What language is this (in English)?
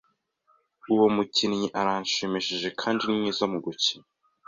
Kinyarwanda